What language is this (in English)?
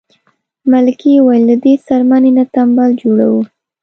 Pashto